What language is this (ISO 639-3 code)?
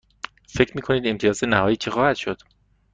fas